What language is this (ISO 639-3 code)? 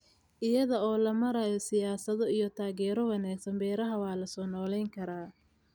som